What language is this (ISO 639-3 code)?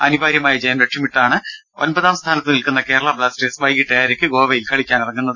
mal